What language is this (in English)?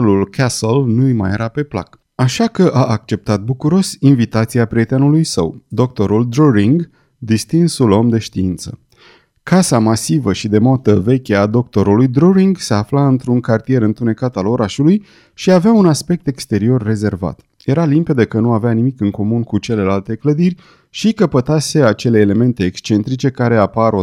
Romanian